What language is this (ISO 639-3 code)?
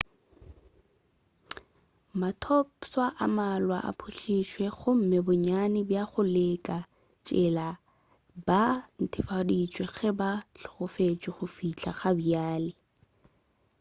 nso